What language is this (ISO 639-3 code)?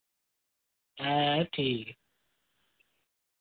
doi